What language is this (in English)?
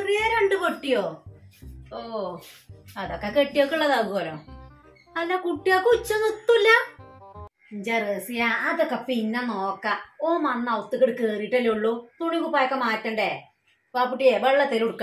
Romanian